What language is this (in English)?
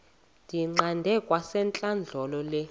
Xhosa